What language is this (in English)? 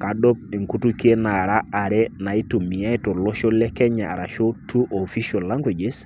Masai